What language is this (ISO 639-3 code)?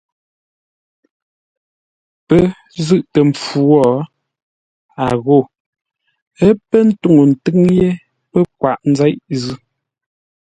nla